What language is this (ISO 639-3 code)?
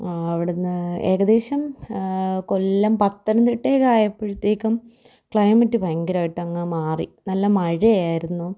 mal